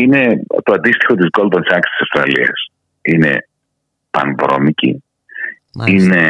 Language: Greek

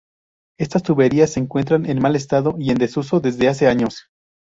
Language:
Spanish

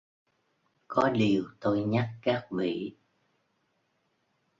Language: Vietnamese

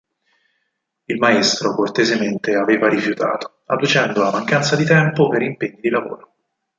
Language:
Italian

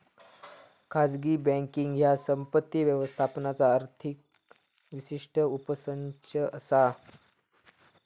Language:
Marathi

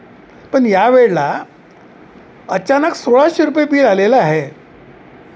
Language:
Marathi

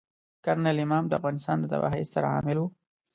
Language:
Pashto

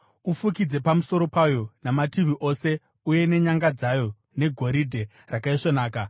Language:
Shona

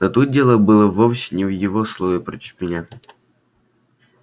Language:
Russian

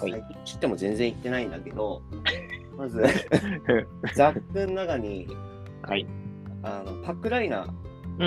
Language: Japanese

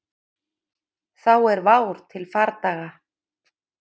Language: Icelandic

